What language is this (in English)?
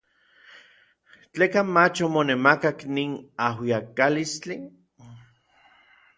Orizaba Nahuatl